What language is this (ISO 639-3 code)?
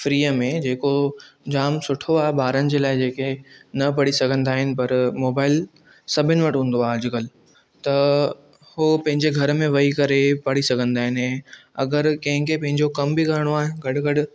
snd